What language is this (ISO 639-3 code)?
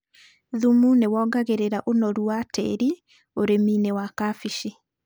kik